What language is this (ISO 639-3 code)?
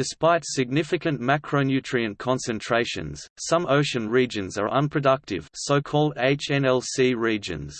eng